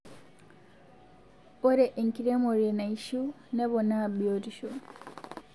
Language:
Masai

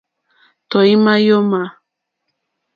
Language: Mokpwe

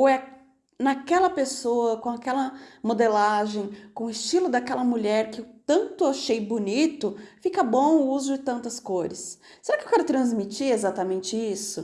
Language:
Portuguese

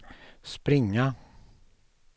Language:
Swedish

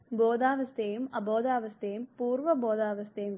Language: Malayalam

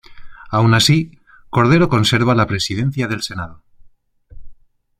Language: Spanish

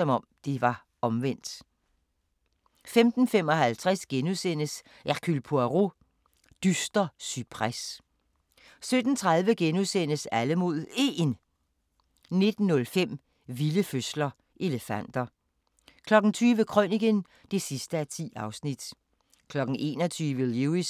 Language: Danish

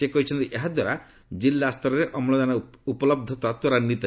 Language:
Odia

